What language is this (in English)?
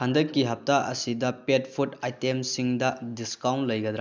Manipuri